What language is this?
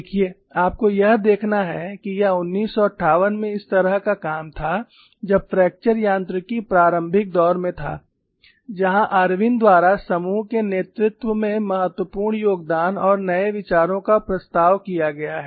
Hindi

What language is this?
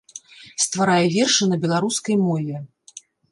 Belarusian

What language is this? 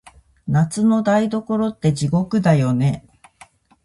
Japanese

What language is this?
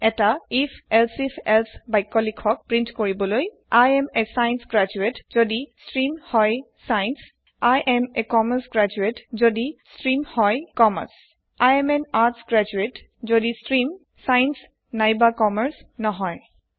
Assamese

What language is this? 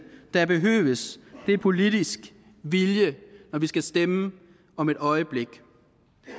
Danish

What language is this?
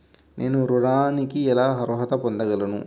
Telugu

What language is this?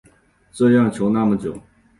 Chinese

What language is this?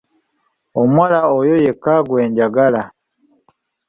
Ganda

